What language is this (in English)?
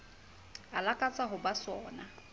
Southern Sotho